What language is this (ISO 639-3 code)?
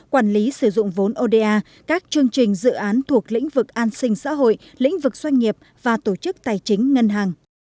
vie